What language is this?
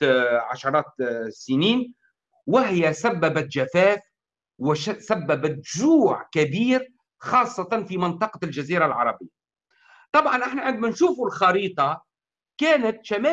Arabic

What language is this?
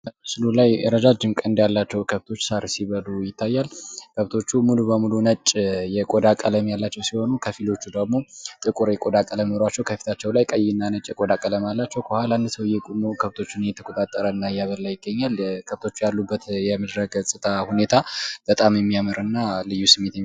Amharic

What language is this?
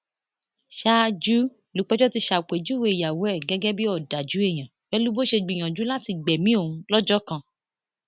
Yoruba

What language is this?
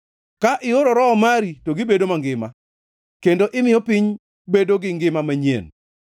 Luo (Kenya and Tanzania)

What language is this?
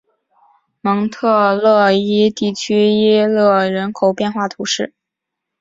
Chinese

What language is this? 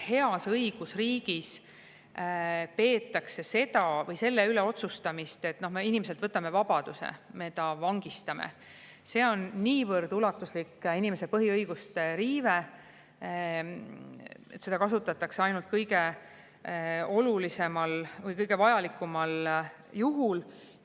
Estonian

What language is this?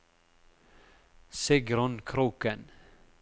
Norwegian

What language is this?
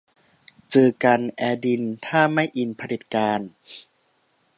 Thai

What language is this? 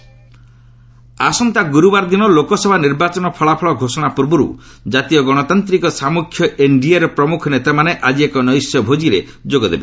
Odia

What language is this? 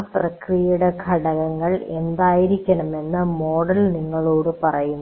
Malayalam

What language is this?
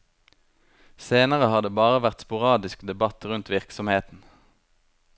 Norwegian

